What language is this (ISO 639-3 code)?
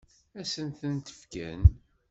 kab